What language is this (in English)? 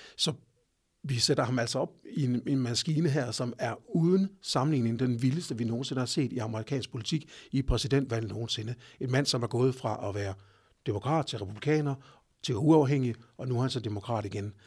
Danish